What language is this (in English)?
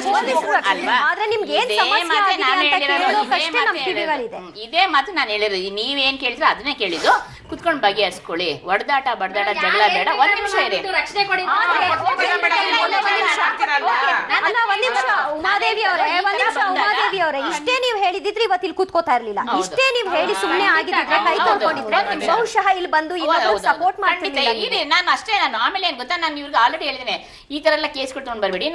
Kannada